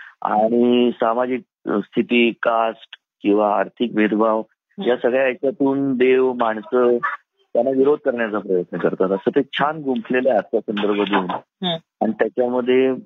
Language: Marathi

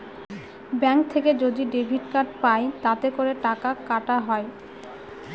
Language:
Bangla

